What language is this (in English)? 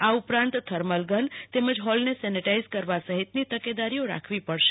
Gujarati